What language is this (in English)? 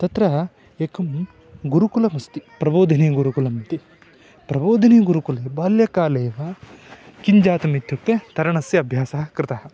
Sanskrit